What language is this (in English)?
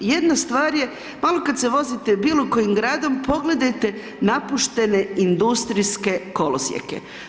Croatian